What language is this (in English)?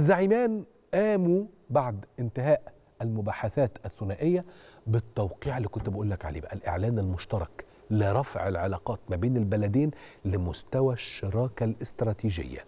Arabic